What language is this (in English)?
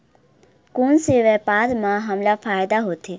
Chhattisgarhi